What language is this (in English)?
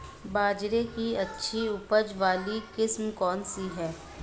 Hindi